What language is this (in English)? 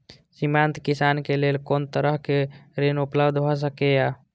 Maithili